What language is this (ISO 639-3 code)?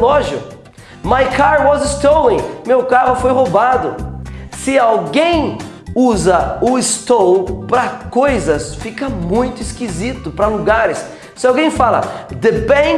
por